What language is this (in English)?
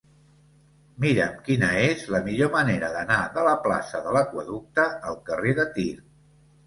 Catalan